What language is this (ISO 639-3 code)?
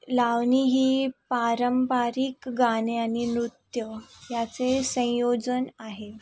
mar